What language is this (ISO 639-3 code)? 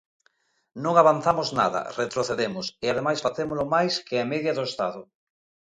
glg